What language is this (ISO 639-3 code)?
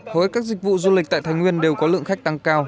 vie